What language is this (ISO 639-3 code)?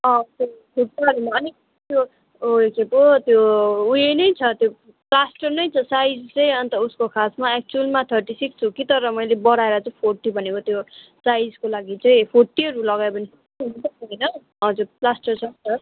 nep